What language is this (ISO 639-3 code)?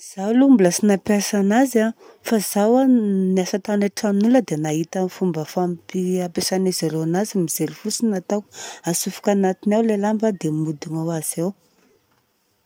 bzc